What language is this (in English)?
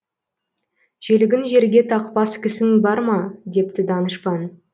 Kazakh